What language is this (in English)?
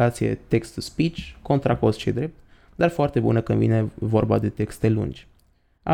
Romanian